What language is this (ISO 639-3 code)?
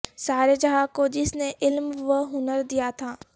urd